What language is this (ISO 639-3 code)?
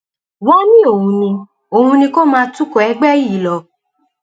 yor